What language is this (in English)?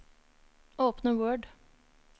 Norwegian